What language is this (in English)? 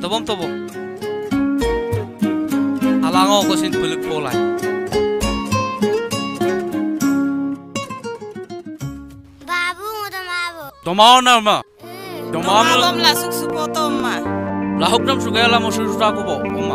Indonesian